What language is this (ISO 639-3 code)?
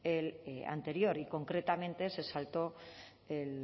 spa